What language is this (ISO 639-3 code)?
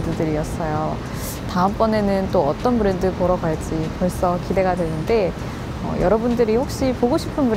kor